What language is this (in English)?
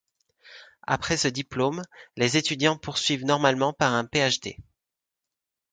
French